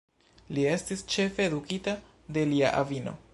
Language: Esperanto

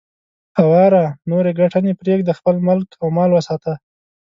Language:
Pashto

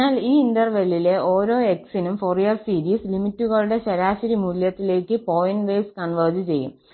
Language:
Malayalam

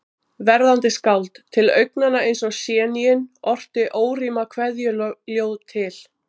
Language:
Icelandic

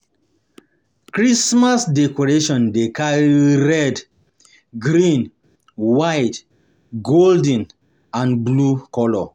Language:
Nigerian Pidgin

